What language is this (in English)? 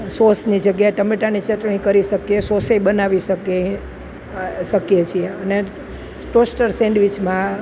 Gujarati